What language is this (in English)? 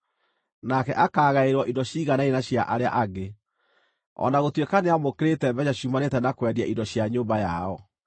Kikuyu